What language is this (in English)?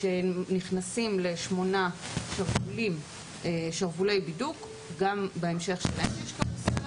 Hebrew